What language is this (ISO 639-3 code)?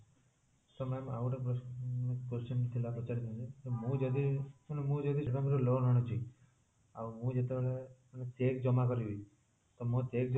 ori